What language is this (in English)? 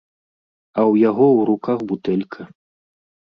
Belarusian